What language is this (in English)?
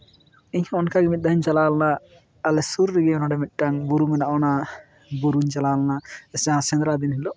Santali